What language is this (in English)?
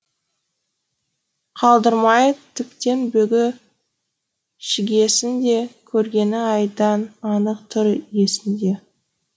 Kazakh